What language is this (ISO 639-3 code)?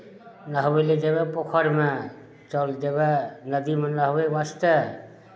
mai